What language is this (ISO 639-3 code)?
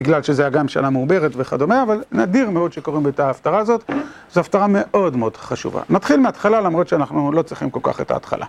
heb